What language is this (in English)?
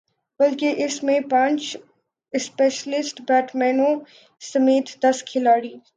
Urdu